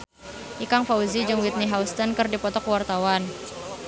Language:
Sundanese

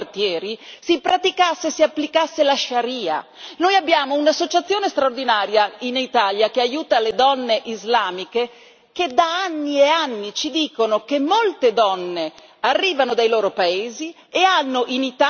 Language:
Italian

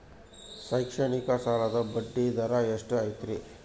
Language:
Kannada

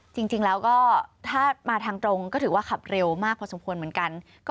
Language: Thai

